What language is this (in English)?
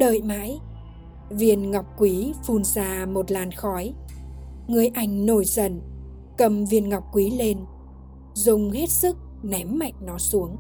Vietnamese